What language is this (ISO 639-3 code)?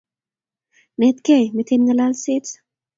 kln